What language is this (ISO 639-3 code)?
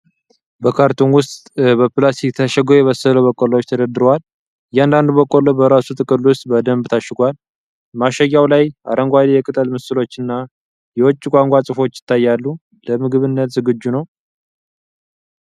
amh